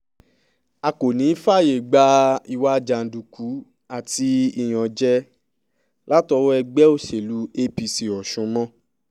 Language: Yoruba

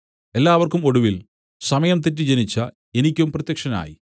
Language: Malayalam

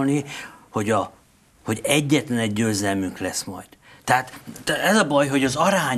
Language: Hungarian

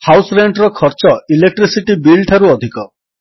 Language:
Odia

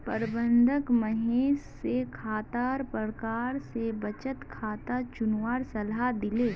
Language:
Magahi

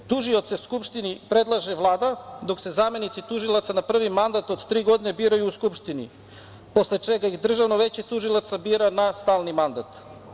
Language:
Serbian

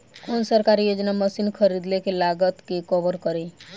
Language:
Bhojpuri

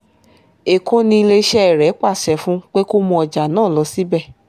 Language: Yoruba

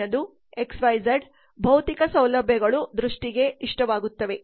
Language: Kannada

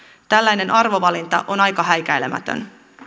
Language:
Finnish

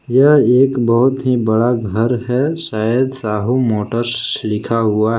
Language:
Hindi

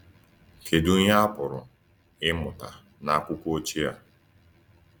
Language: Igbo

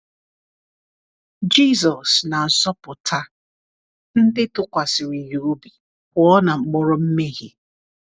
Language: Igbo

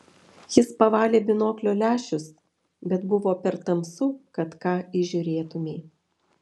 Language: Lithuanian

